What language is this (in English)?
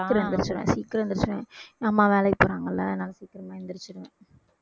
Tamil